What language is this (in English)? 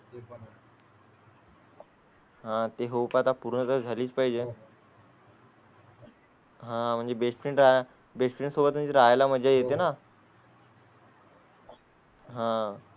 Marathi